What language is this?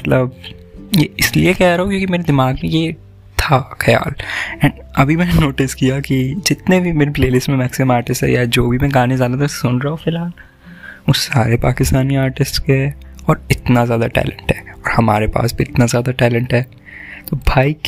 Hindi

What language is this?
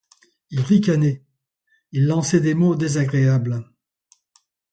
French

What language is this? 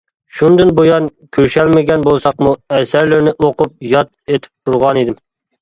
Uyghur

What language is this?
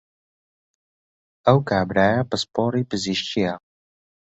Central Kurdish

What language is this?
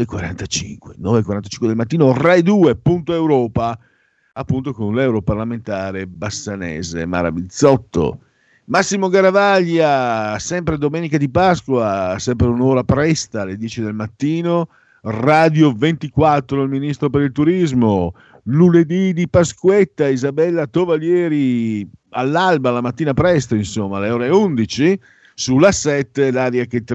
Italian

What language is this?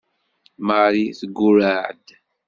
Kabyle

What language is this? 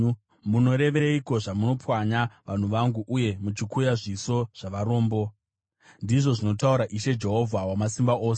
Shona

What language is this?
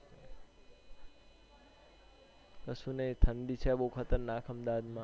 Gujarati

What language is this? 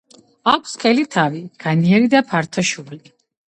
Georgian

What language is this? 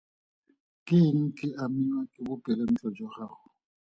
Tswana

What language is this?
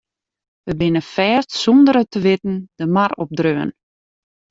Western Frisian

